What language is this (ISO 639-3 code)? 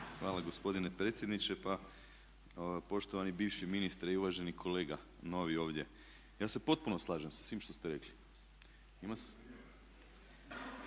hrv